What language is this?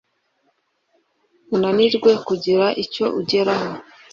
Kinyarwanda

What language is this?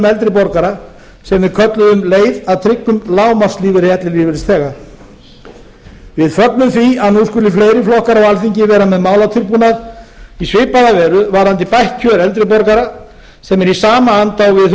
Icelandic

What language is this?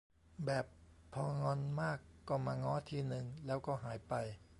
Thai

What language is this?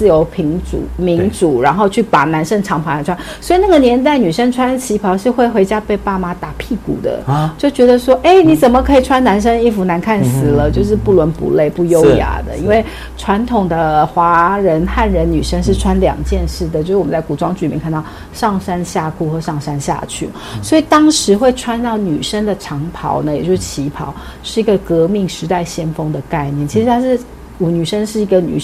Chinese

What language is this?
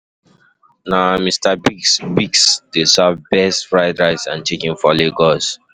Nigerian Pidgin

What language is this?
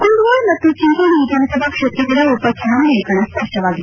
Kannada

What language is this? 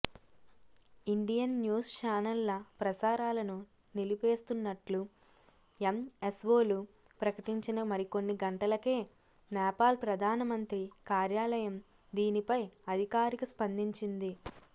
Telugu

